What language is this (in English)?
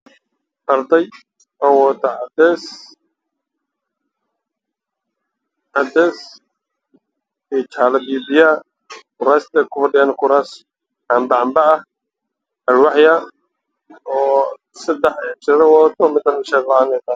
Somali